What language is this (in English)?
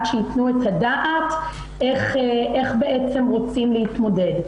Hebrew